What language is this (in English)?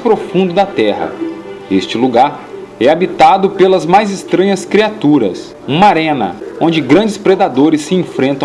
Portuguese